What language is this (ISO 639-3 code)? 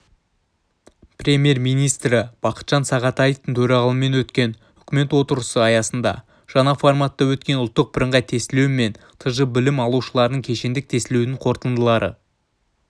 kaz